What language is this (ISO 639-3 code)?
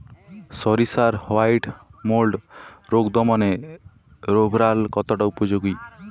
ben